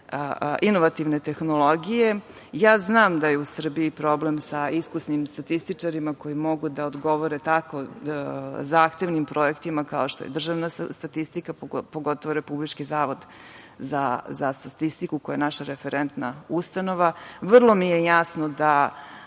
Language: Serbian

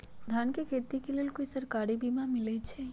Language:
Magahi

